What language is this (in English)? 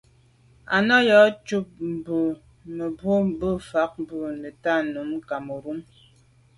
Medumba